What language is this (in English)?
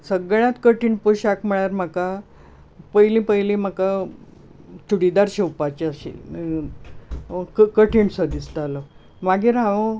Konkani